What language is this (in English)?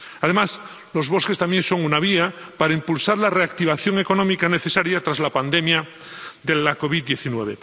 Spanish